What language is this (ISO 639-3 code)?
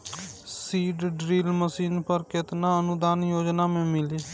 bho